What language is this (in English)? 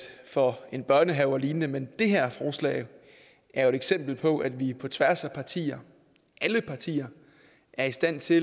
Danish